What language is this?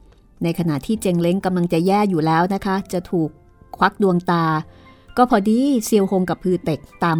Thai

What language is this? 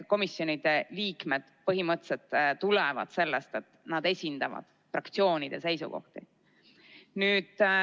Estonian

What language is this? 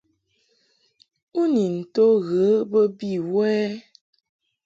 Mungaka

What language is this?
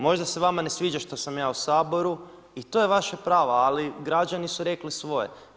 Croatian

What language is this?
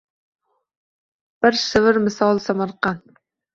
Uzbek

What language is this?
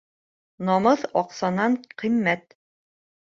Bashkir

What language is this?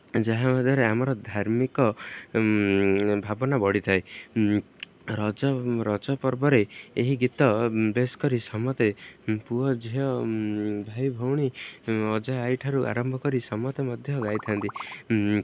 Odia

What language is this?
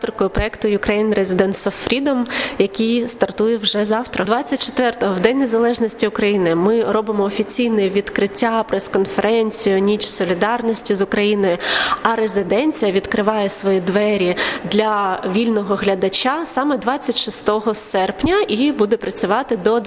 Ukrainian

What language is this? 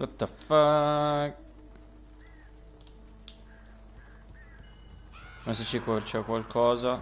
Italian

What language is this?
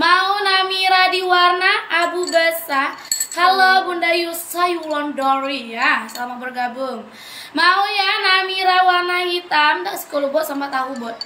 Indonesian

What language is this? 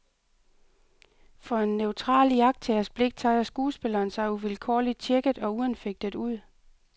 Danish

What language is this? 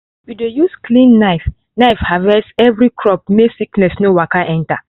Nigerian Pidgin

